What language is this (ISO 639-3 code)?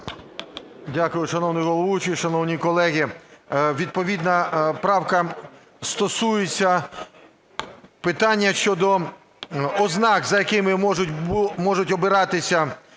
ukr